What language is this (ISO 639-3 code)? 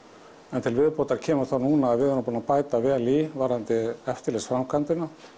isl